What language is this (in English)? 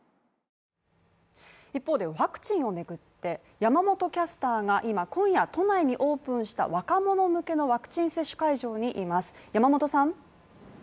Japanese